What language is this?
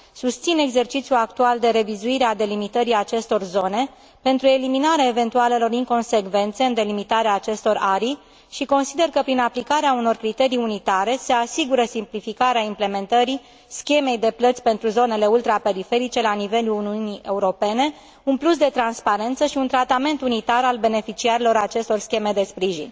Romanian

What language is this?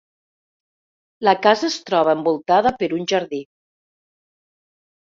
Catalan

